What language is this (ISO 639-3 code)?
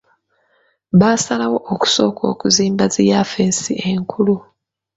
lug